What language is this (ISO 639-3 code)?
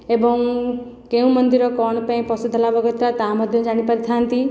ori